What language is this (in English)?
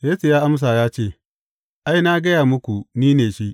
Hausa